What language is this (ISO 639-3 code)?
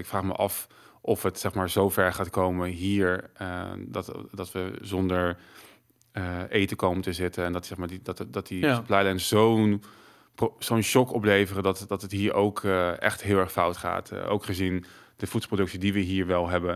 nld